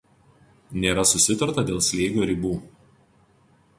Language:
Lithuanian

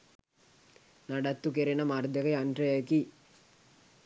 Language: Sinhala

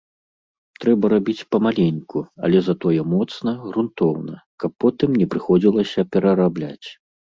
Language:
Belarusian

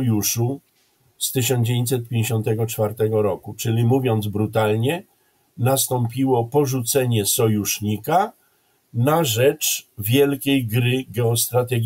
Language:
Polish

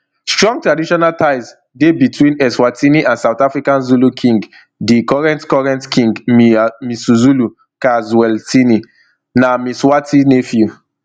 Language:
Nigerian Pidgin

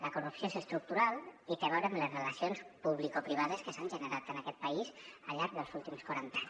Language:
Catalan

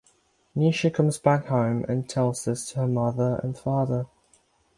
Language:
English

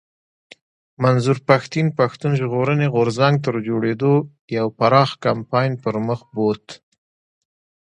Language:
Pashto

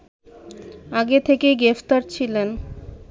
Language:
Bangla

